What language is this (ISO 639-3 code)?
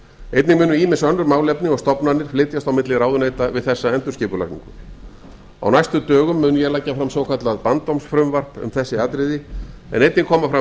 isl